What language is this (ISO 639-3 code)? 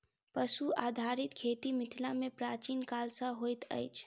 mai